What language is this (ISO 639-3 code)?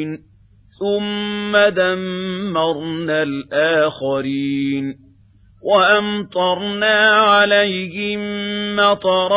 ara